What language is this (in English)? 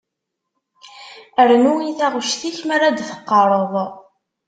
Kabyle